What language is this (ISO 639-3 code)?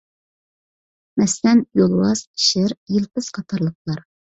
uig